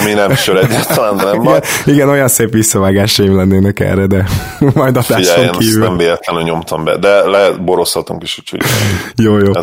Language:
Hungarian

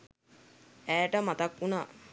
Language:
Sinhala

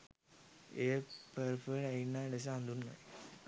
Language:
Sinhala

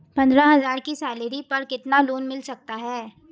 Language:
Hindi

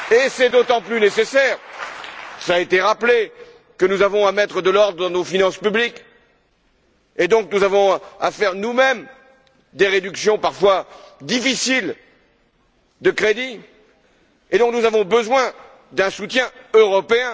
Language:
French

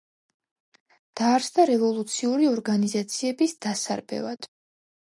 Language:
Georgian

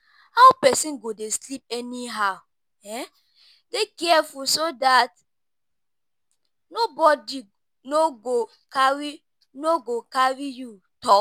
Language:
Nigerian Pidgin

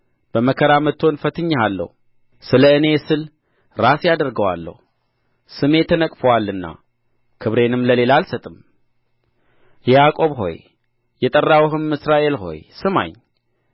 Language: Amharic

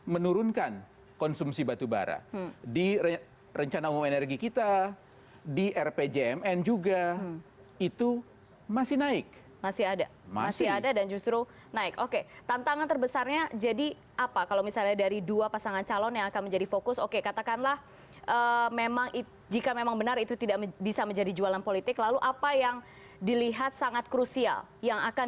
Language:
Indonesian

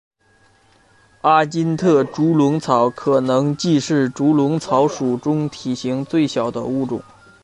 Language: Chinese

